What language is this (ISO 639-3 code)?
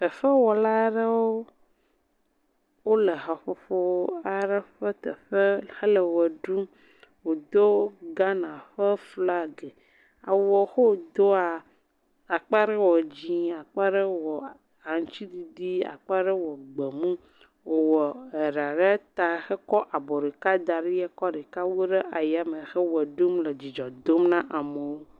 ewe